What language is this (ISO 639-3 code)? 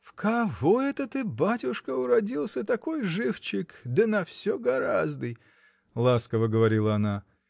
rus